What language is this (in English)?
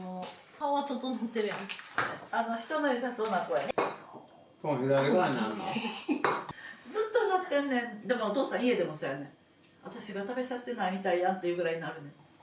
Japanese